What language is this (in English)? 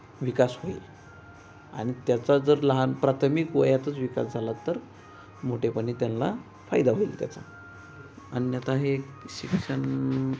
Marathi